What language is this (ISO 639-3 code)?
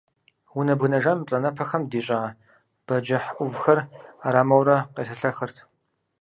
kbd